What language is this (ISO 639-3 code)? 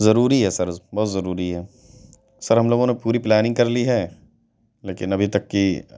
urd